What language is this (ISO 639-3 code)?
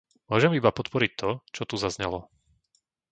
slk